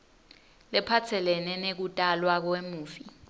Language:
Swati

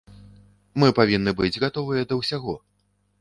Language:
Belarusian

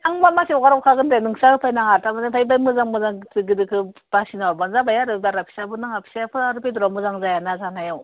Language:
Bodo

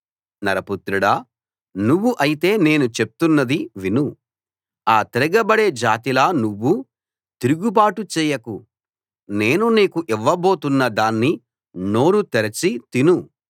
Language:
Telugu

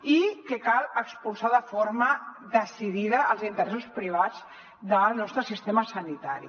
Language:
Catalan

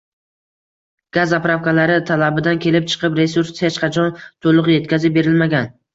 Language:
Uzbek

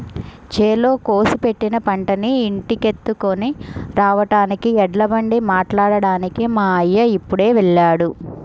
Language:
Telugu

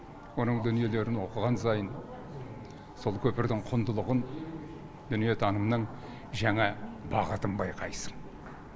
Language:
Kazakh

